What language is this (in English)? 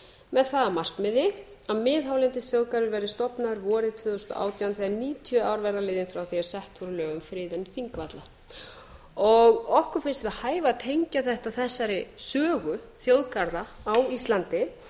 Icelandic